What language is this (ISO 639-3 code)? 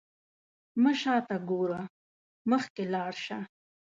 pus